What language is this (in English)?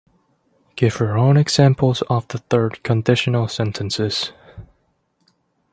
English